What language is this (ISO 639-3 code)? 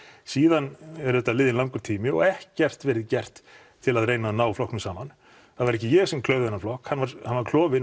isl